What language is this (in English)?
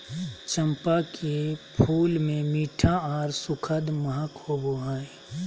Magahi